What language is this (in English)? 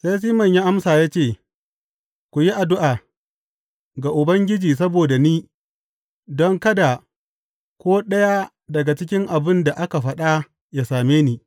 Hausa